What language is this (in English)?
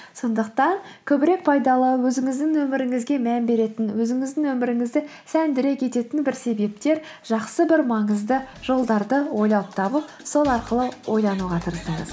Kazakh